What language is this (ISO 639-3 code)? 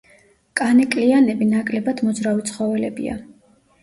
kat